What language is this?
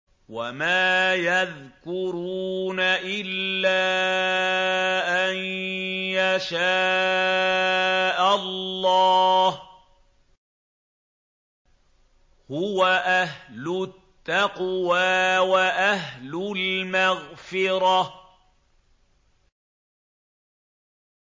Arabic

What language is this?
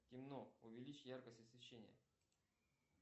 Russian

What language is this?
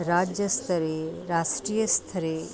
Sanskrit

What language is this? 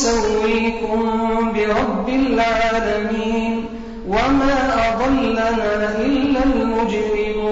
Arabic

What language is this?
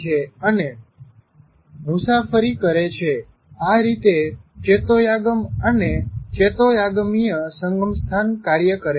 Gujarati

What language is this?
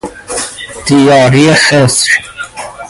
Persian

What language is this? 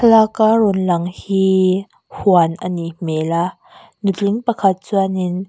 Mizo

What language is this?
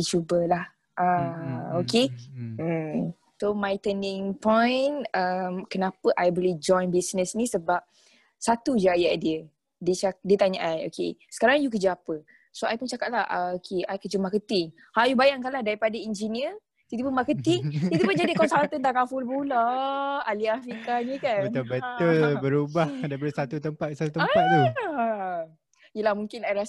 Malay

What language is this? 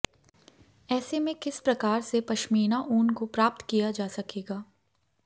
Hindi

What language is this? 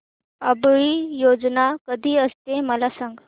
Marathi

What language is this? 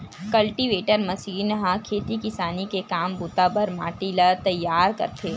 Chhattisgarhi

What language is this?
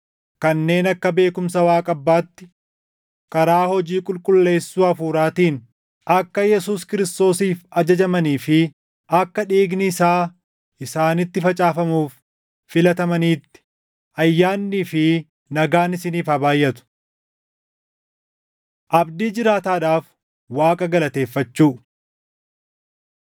Oromo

